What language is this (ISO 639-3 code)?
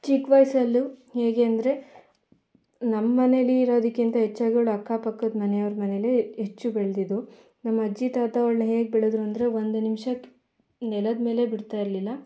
kan